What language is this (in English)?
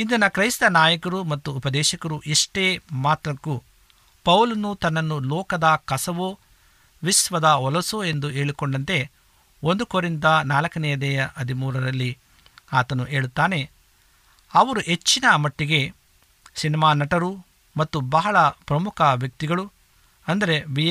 Kannada